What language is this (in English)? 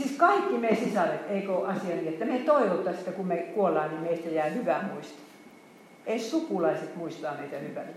Finnish